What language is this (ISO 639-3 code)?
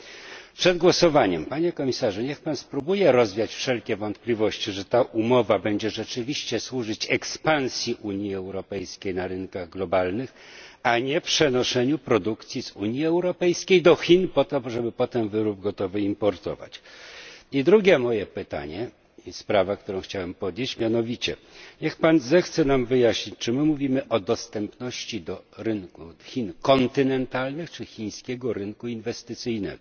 pol